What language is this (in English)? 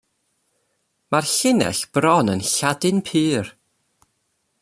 Welsh